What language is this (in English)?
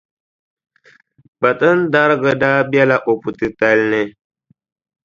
Dagbani